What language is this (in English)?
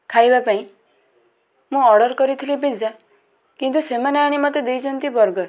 Odia